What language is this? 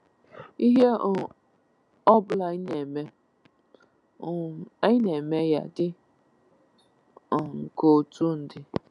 Igbo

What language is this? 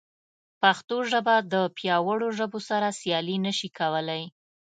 Pashto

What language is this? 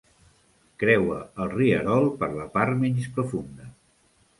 Catalan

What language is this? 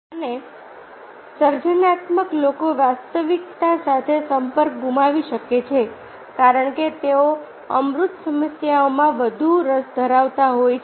Gujarati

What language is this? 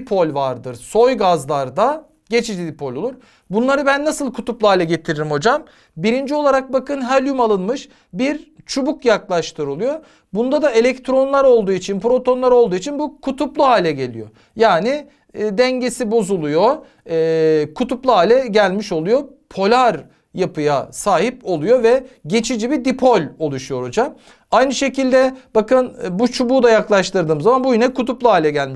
Turkish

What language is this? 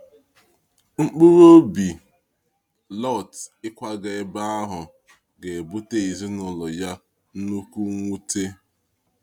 Igbo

